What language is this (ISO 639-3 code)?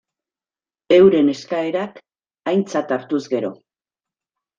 eus